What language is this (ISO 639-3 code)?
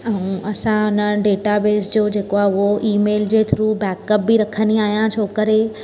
snd